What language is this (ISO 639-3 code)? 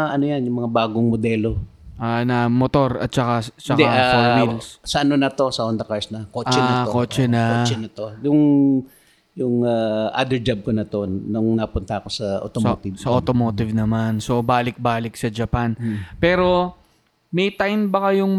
fil